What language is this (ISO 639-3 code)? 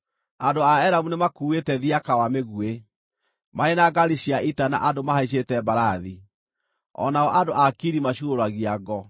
kik